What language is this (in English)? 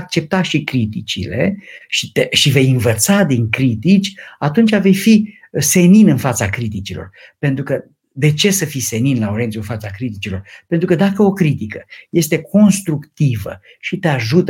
Romanian